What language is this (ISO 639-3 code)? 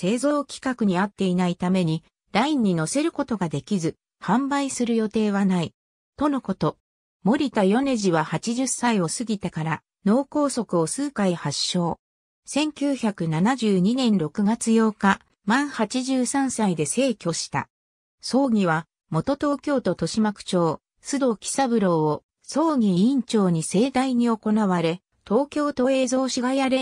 jpn